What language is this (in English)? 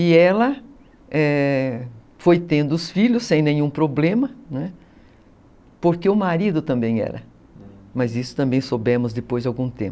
Portuguese